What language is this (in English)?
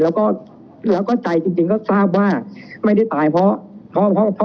Thai